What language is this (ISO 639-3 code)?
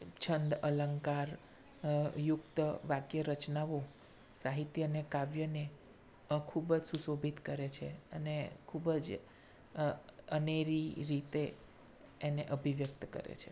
guj